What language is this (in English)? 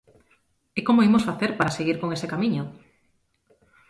Galician